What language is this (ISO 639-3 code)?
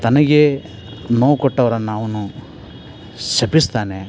kan